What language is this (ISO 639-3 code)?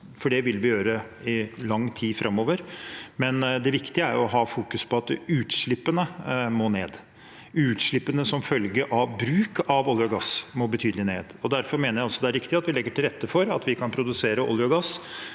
nor